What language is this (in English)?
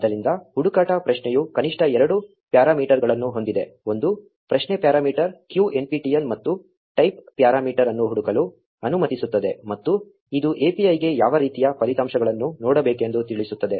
Kannada